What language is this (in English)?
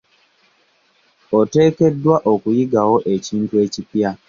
Ganda